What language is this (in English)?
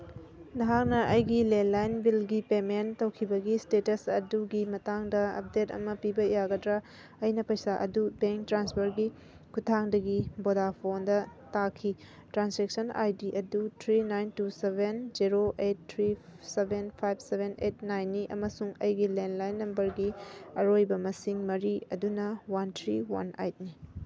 Manipuri